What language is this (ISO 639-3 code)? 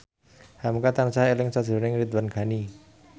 jav